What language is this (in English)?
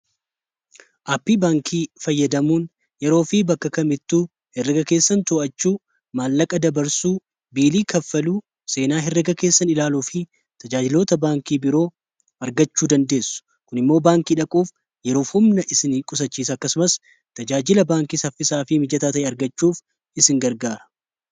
Oromo